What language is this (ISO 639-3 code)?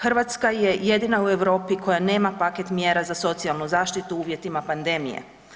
hrv